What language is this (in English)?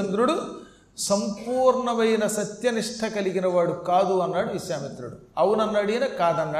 Telugu